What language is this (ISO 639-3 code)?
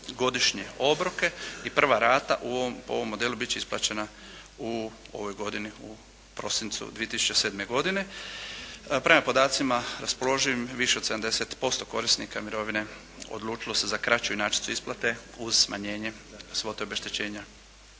hrv